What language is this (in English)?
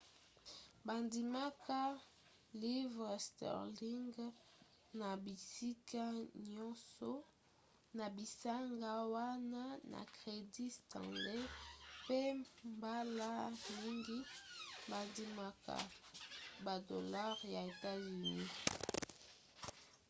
Lingala